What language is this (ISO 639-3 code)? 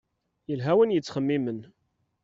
kab